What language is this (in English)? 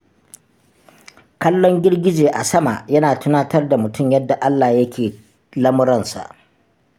Hausa